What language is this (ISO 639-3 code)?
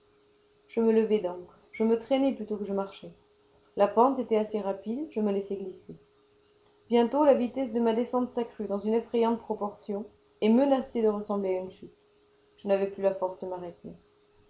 fra